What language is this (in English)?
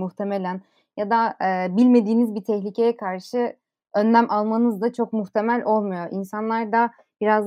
Turkish